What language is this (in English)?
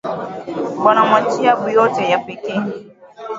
Swahili